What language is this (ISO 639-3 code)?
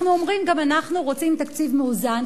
heb